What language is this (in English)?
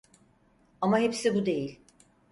Turkish